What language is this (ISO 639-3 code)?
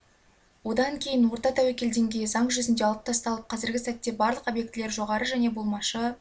kaz